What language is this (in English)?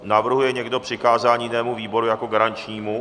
Czech